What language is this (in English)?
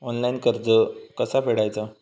Marathi